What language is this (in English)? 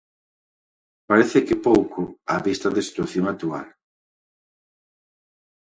Galician